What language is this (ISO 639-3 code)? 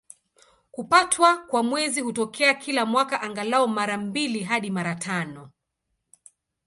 swa